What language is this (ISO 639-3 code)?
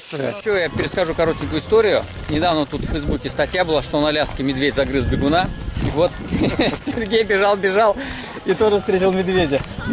rus